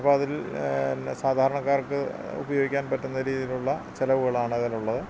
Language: Malayalam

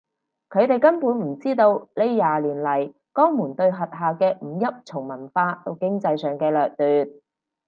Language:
Cantonese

